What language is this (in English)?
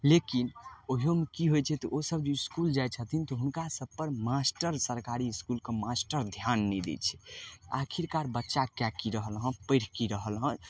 Maithili